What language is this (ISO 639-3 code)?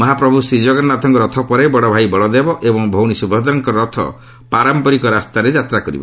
ori